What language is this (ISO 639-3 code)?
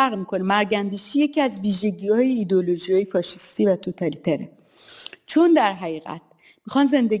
fas